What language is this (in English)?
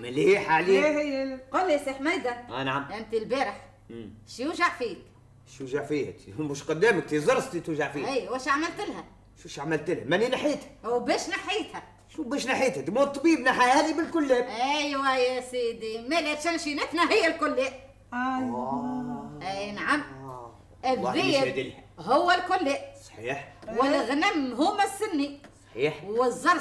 Arabic